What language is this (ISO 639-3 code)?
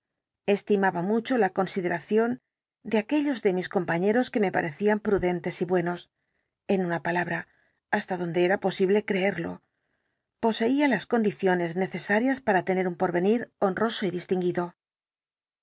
spa